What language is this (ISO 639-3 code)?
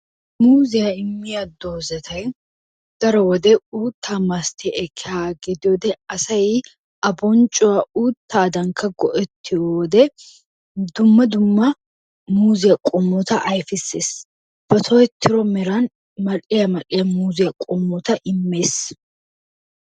wal